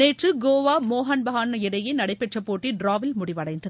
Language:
Tamil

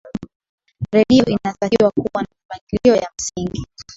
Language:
Swahili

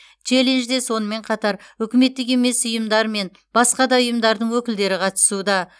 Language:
Kazakh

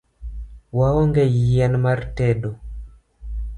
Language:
Luo (Kenya and Tanzania)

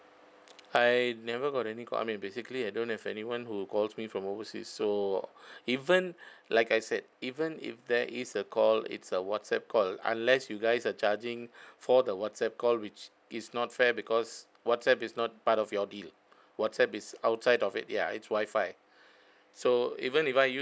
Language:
English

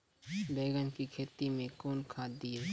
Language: Maithili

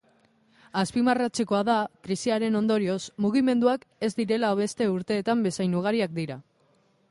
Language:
Basque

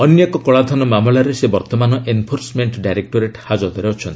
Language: Odia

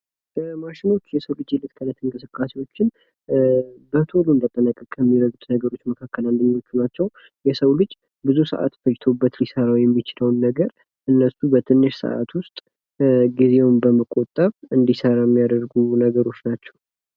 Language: Amharic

